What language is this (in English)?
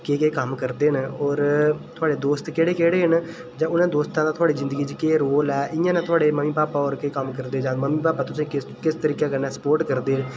Dogri